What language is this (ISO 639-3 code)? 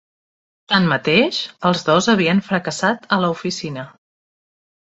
cat